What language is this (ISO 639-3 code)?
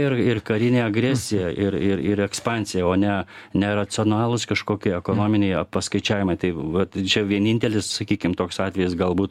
lit